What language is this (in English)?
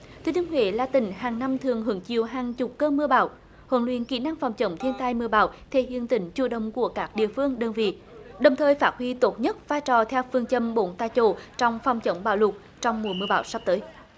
Vietnamese